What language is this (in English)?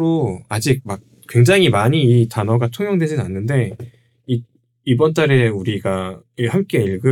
Korean